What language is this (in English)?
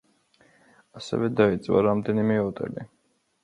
Georgian